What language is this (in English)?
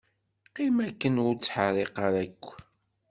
Kabyle